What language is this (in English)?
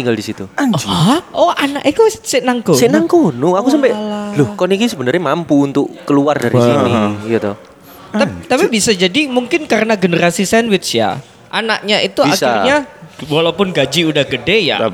Indonesian